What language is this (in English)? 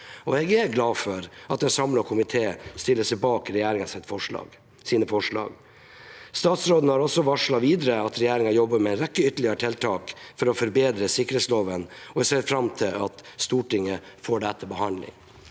Norwegian